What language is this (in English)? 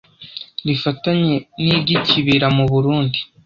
Kinyarwanda